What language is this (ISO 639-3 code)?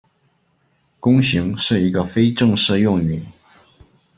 zho